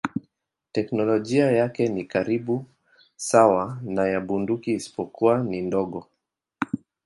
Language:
Swahili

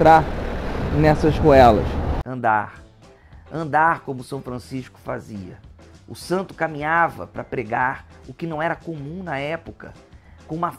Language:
Portuguese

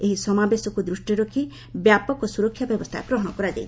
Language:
Odia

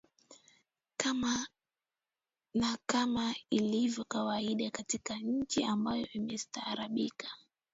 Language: Swahili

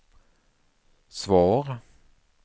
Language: Swedish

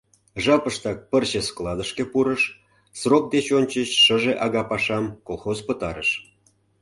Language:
Mari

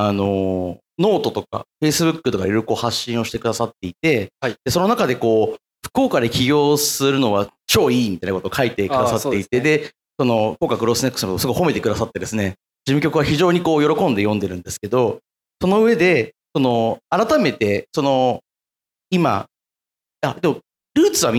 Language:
Japanese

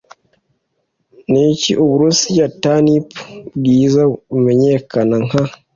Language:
Kinyarwanda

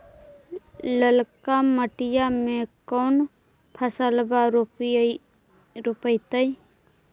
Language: Magahi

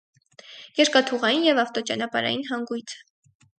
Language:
Armenian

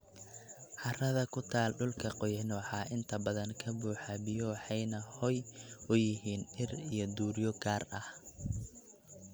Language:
Somali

